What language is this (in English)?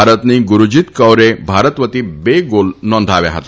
Gujarati